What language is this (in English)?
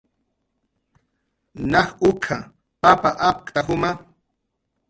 Jaqaru